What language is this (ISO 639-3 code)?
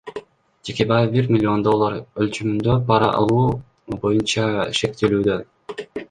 kir